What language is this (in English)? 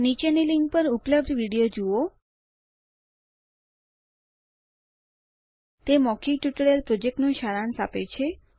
Gujarati